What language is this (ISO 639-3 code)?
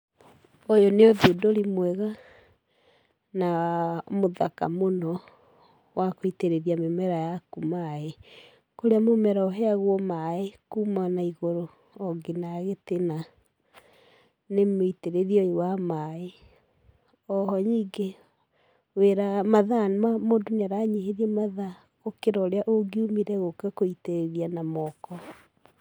kik